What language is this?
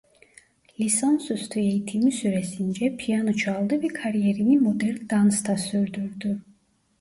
Turkish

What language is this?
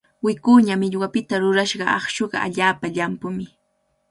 Cajatambo North Lima Quechua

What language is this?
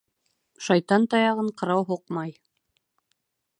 Bashkir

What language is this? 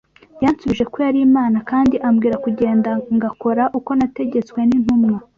Kinyarwanda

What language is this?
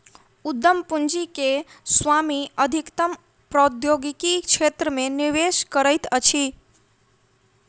Maithili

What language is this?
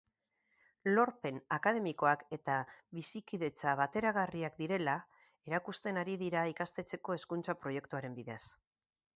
Basque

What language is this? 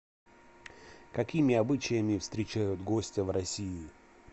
Russian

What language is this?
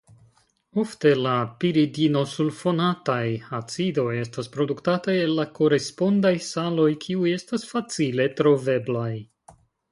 Esperanto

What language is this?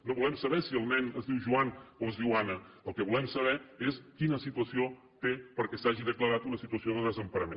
Catalan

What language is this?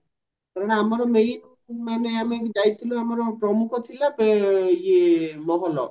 Odia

